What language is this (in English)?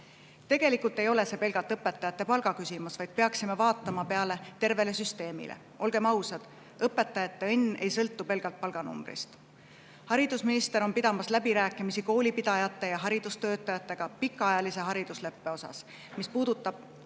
Estonian